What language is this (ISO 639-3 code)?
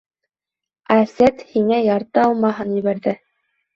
bak